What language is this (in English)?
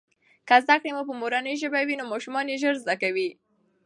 Pashto